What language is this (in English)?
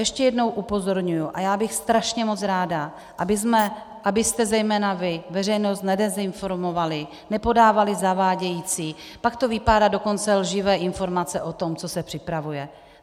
Czech